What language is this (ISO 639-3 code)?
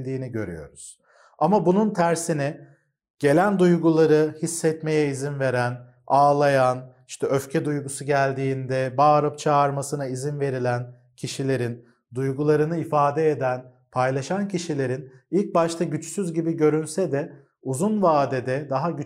tur